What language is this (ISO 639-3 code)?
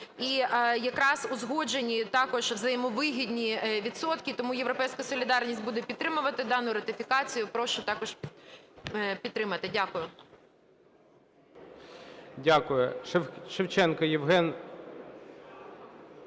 ukr